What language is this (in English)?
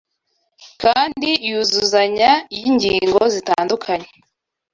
Kinyarwanda